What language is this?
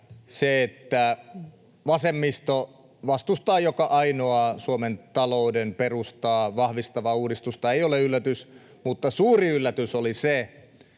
Finnish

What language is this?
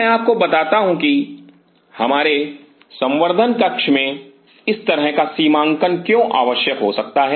Hindi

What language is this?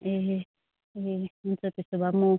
Nepali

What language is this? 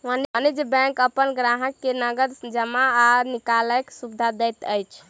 Maithili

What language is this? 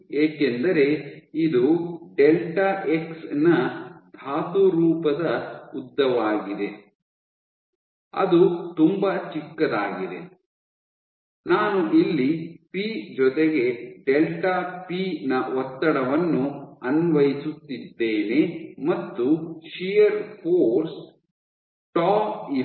Kannada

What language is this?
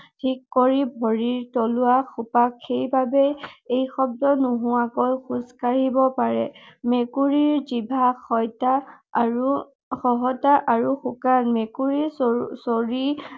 Assamese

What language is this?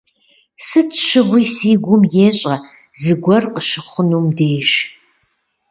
Kabardian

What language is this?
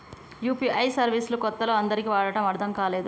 Telugu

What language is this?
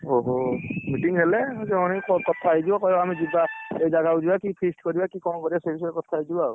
Odia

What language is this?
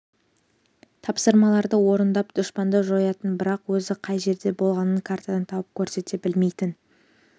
Kazakh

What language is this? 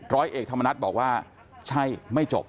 Thai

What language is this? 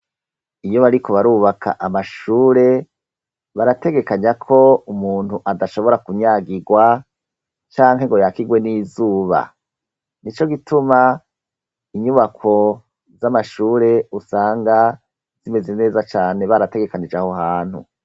Rundi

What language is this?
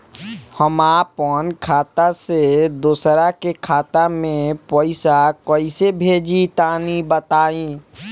Bhojpuri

